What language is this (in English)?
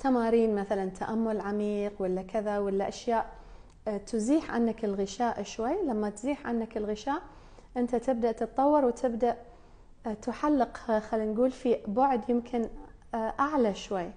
Arabic